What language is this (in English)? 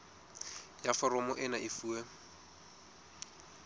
Southern Sotho